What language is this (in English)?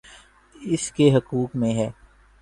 Urdu